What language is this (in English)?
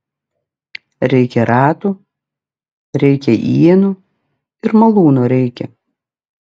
Lithuanian